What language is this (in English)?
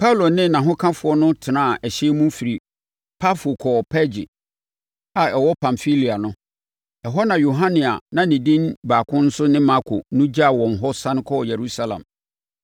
Akan